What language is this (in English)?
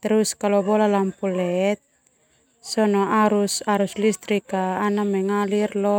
Termanu